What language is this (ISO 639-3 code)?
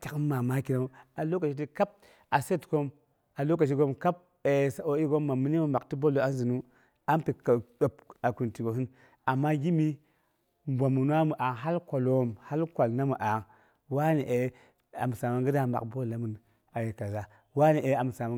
bux